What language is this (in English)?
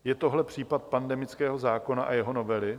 Czech